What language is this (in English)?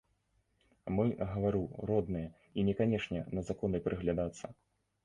Belarusian